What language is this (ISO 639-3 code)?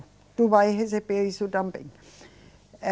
por